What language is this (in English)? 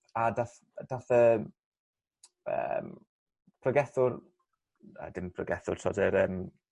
Welsh